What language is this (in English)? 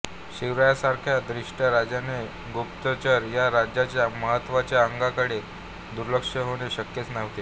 Marathi